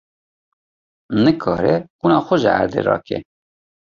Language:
Kurdish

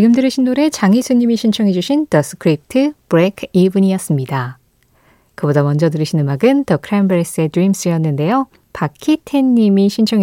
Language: Korean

